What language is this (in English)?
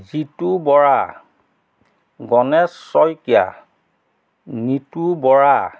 Assamese